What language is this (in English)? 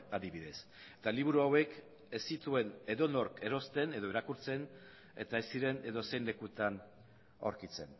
Basque